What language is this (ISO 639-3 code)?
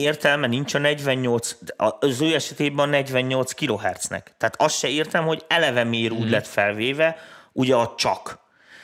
hun